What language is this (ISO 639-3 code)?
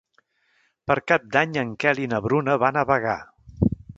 cat